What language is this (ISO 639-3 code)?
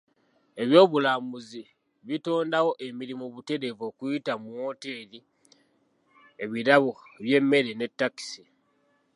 lug